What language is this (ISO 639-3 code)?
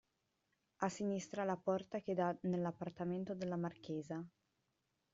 ita